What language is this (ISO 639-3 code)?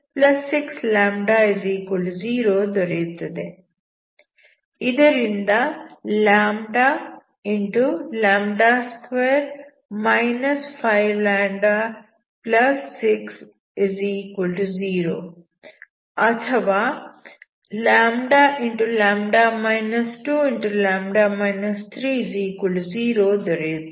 kan